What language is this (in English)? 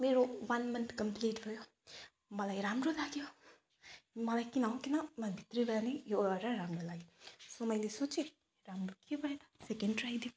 Nepali